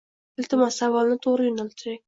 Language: Uzbek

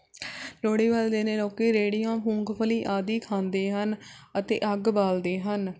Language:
Punjabi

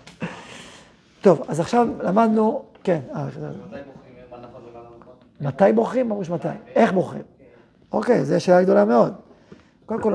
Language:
Hebrew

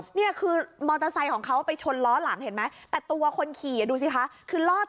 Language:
Thai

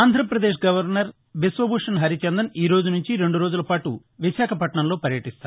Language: Telugu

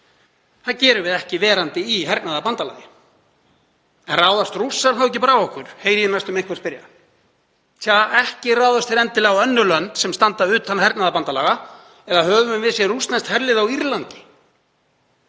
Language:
Icelandic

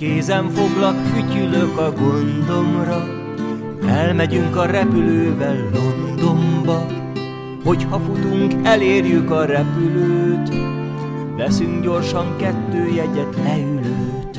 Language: Hungarian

